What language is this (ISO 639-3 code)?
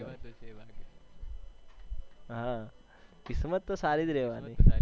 guj